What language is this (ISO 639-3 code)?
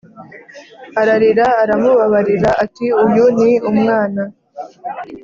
kin